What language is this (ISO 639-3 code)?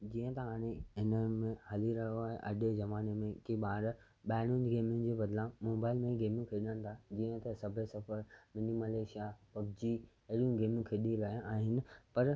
snd